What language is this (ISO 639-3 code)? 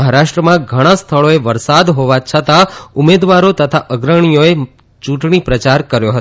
guj